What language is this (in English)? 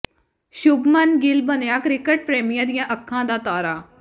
Punjabi